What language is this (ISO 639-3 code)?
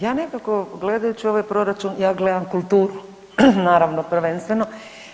hrv